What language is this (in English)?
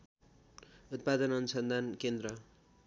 Nepali